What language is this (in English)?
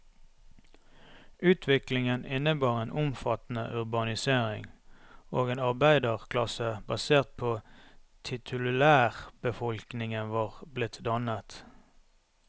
Norwegian